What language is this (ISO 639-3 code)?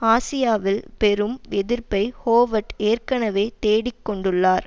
tam